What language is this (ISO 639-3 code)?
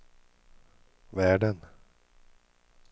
swe